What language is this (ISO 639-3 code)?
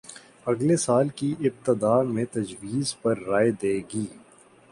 urd